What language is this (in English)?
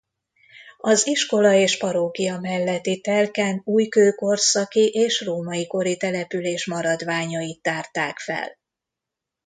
Hungarian